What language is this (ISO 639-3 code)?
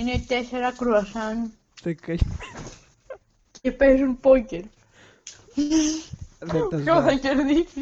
ell